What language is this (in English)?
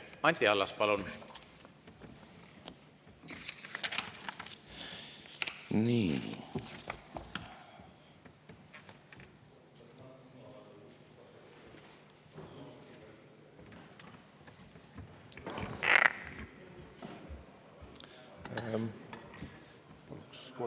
Estonian